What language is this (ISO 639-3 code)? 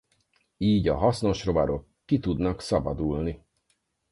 hun